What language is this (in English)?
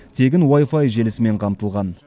Kazakh